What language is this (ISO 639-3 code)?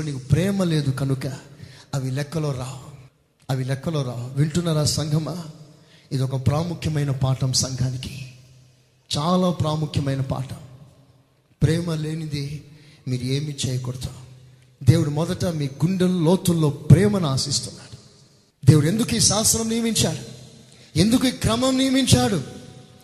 tel